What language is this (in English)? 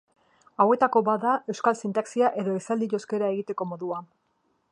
Basque